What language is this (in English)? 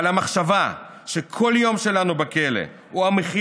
Hebrew